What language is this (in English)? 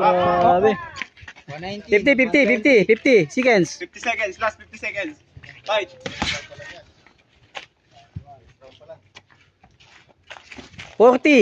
Filipino